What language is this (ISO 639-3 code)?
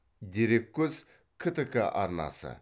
kaz